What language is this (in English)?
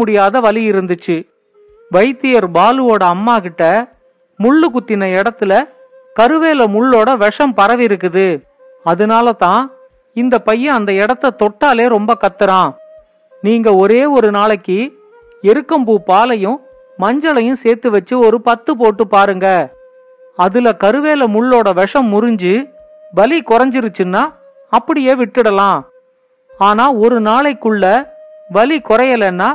Tamil